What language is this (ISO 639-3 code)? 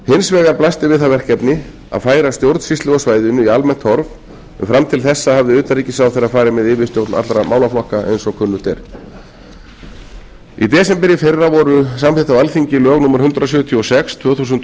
isl